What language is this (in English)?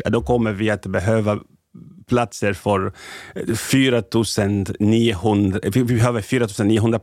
Swedish